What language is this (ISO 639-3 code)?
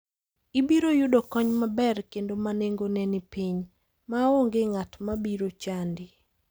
luo